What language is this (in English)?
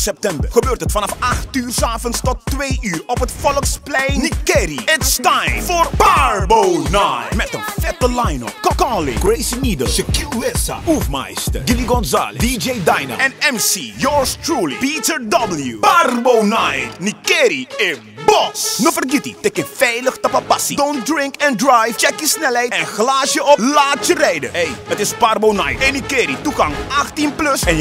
Dutch